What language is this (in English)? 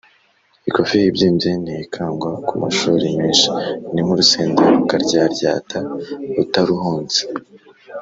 Kinyarwanda